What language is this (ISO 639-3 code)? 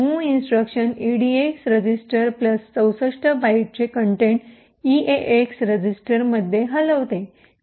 mar